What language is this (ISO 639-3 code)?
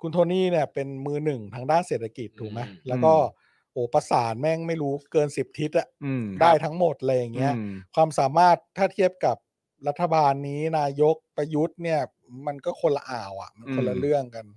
tha